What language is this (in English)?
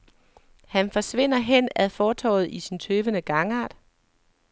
Danish